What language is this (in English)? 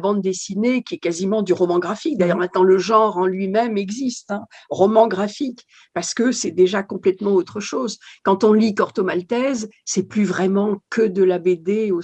French